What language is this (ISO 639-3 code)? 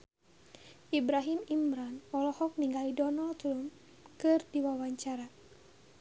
sun